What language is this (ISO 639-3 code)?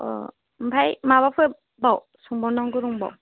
brx